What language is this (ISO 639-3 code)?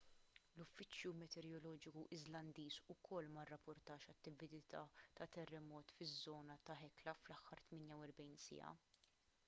mlt